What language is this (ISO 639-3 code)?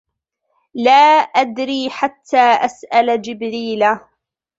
ara